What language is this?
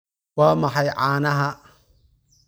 Somali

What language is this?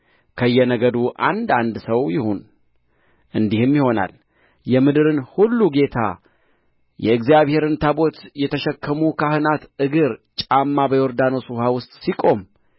Amharic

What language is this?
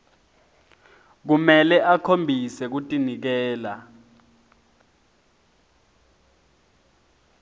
Swati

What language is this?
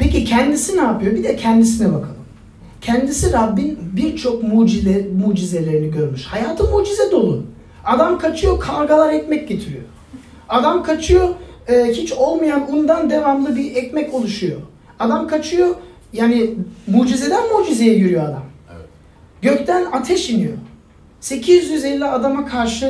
Turkish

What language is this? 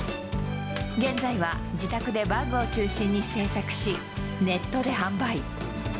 Japanese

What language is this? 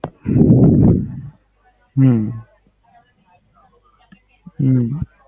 Gujarati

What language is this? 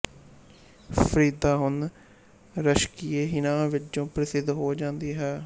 Punjabi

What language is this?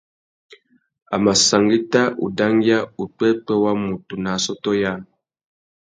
Tuki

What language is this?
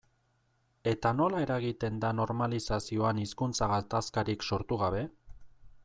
Basque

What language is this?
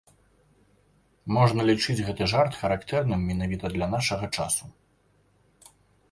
Belarusian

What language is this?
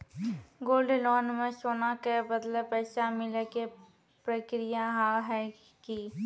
Maithili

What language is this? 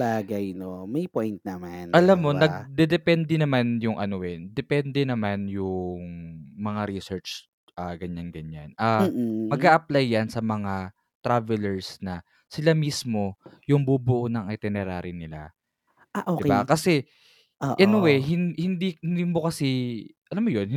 Filipino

